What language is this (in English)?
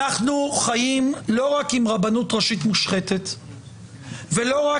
Hebrew